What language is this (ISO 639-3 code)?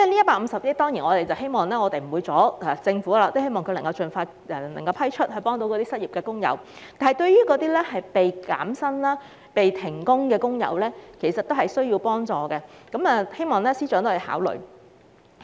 yue